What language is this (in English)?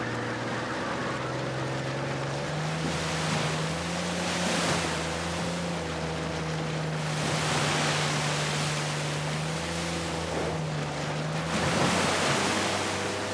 English